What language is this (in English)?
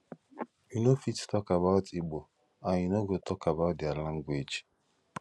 Nigerian Pidgin